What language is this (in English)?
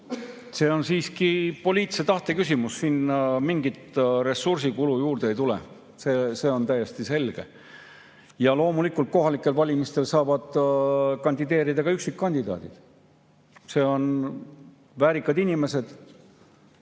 Estonian